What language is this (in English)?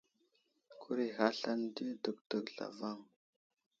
Wuzlam